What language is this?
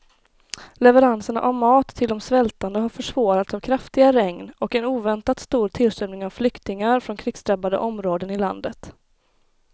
Swedish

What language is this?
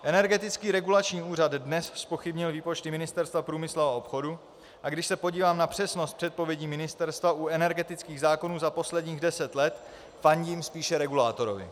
Czech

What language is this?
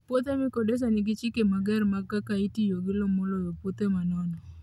Luo (Kenya and Tanzania)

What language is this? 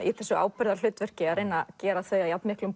Icelandic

